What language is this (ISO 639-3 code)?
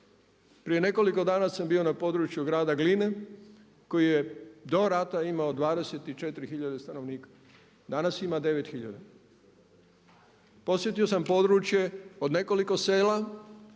hrv